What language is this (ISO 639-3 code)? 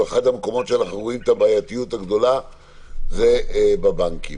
heb